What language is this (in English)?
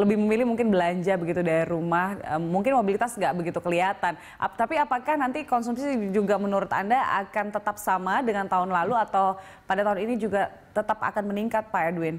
Indonesian